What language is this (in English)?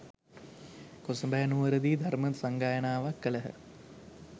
Sinhala